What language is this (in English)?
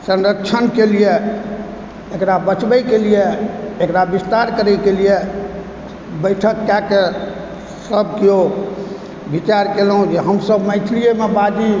Maithili